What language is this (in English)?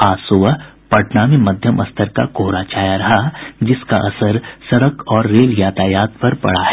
Hindi